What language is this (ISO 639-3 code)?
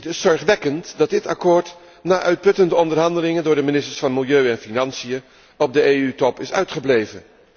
nld